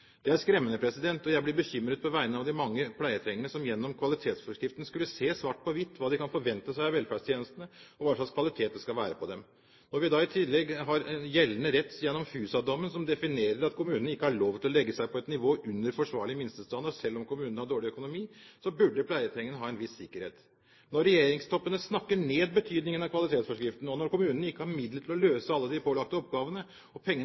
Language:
Norwegian Bokmål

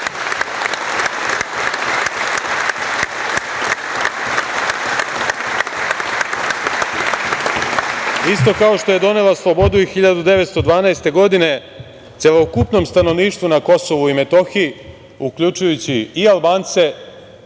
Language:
Serbian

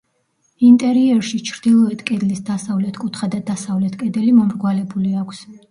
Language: Georgian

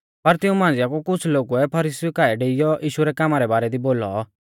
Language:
Mahasu Pahari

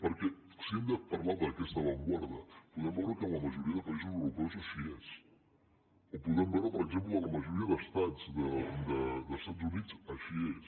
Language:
Catalan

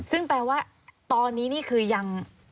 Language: Thai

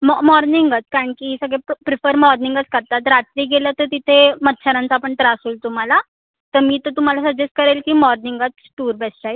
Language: Marathi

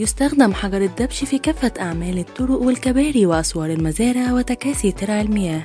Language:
Arabic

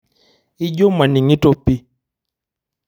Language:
Masai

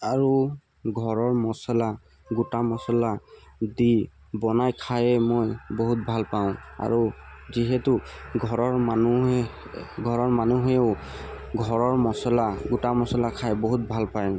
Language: Assamese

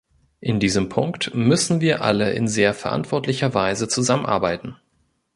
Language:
German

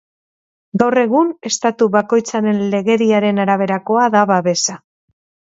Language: Basque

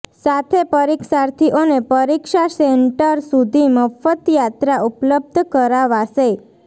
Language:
Gujarati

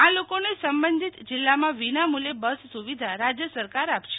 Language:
Gujarati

